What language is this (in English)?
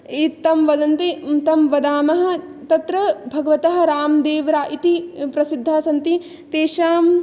Sanskrit